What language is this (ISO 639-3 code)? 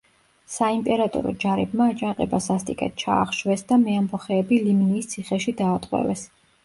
kat